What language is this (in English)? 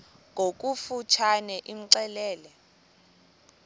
Xhosa